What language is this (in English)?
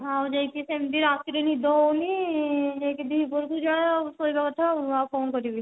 Odia